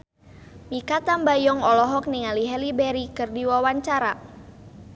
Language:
Sundanese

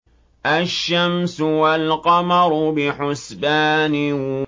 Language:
Arabic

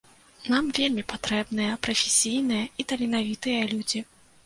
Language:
Belarusian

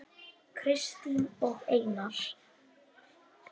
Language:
Icelandic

